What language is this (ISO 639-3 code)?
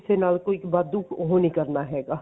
pan